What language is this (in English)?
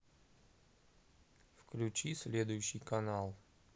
Russian